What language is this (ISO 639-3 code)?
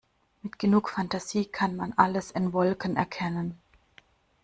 deu